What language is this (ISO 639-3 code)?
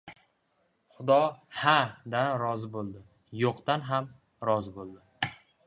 uzb